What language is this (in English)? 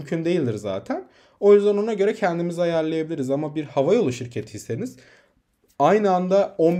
Turkish